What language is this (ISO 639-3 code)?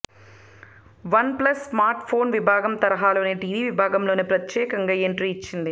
tel